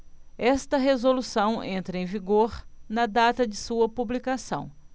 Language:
Portuguese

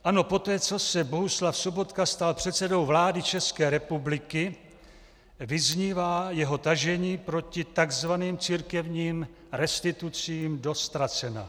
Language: Czech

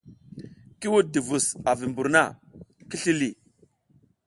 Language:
South Giziga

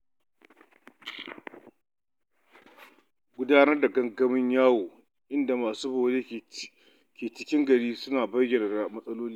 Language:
Hausa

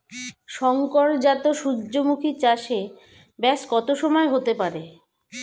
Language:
Bangla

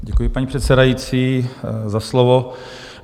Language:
Czech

